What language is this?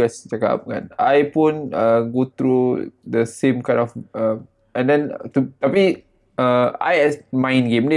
Malay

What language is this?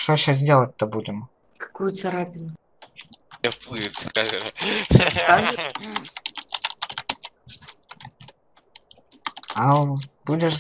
Russian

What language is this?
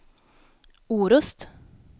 Swedish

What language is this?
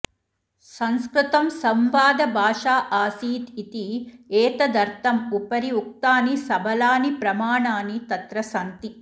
Sanskrit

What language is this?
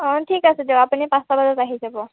Assamese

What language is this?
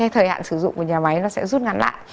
Vietnamese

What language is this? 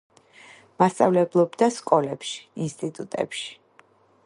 Georgian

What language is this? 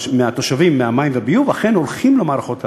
Hebrew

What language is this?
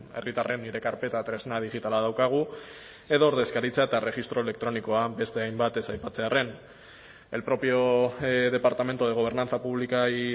Basque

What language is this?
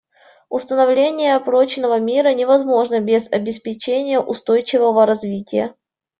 Russian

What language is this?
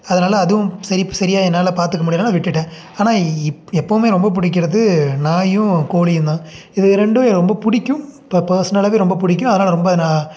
Tamil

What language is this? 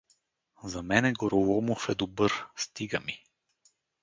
Bulgarian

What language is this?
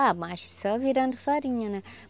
Portuguese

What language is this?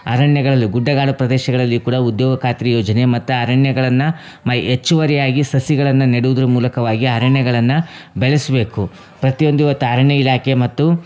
Kannada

